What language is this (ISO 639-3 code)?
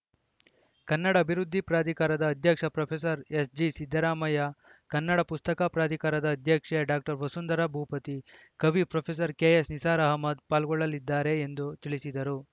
kan